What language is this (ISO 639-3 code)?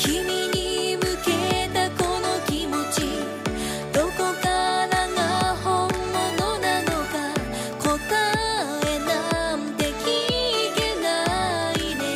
jpn